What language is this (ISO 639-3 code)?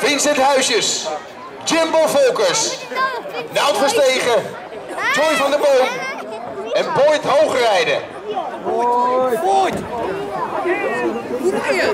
nld